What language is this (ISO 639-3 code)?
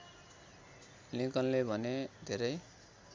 nep